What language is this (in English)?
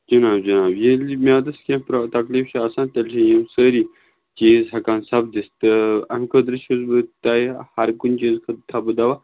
Kashmiri